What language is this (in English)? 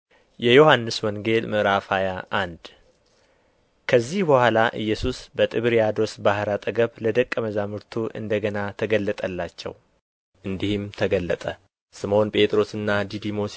Amharic